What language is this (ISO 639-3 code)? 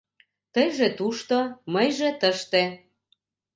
chm